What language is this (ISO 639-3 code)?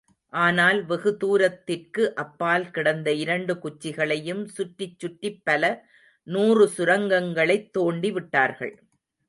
tam